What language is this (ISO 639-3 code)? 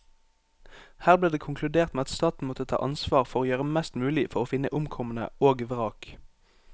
nor